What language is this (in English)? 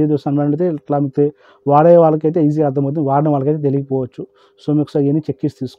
Telugu